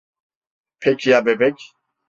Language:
Turkish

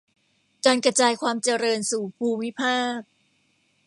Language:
Thai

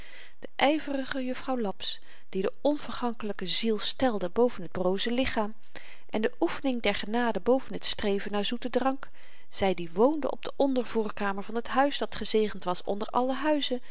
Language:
Dutch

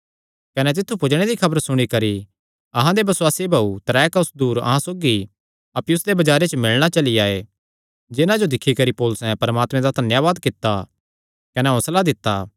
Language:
Kangri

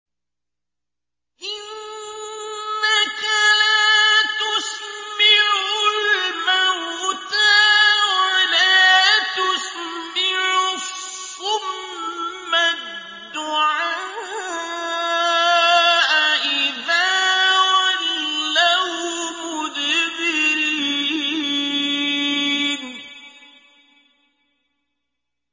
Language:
Arabic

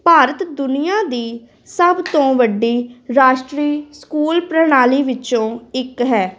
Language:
Punjabi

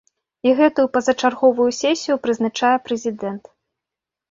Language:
Belarusian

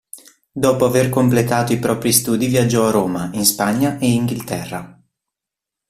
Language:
Italian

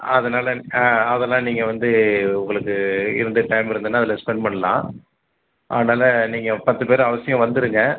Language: Tamil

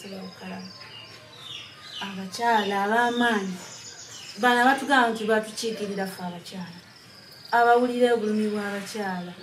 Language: Romanian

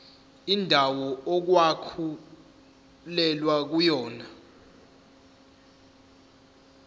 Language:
Zulu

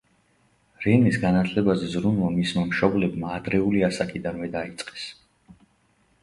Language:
Georgian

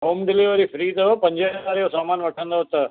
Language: Sindhi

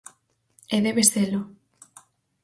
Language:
Galician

